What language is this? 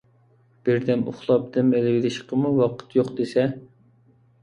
Uyghur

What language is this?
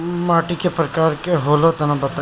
Bhojpuri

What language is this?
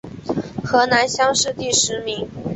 Chinese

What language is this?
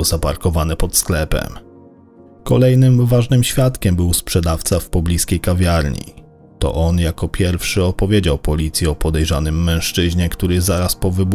Polish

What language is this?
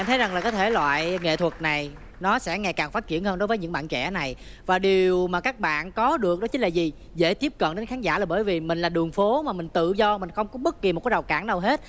Vietnamese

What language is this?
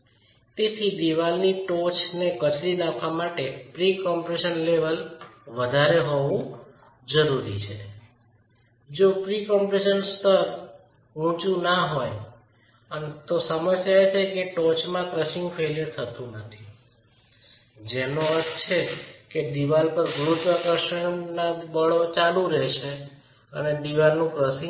Gujarati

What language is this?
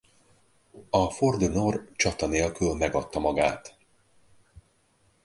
Hungarian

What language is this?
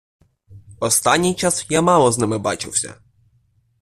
Ukrainian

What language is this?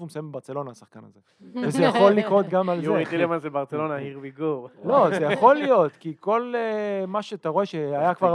Hebrew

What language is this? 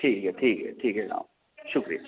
Dogri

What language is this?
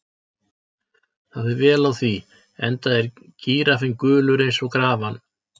Icelandic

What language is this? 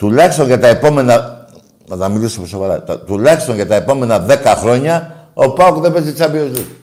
Greek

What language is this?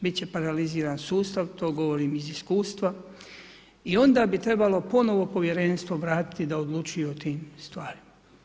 Croatian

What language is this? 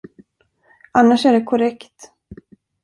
Swedish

